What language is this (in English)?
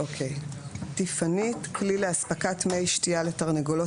Hebrew